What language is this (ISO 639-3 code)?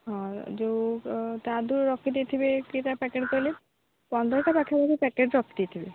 ori